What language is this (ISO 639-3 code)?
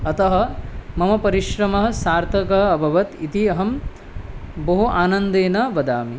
san